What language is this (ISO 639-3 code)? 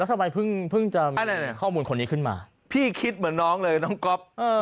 tha